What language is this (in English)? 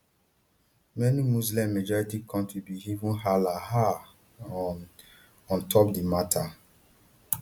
Nigerian Pidgin